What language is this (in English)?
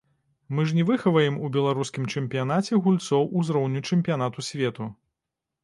Belarusian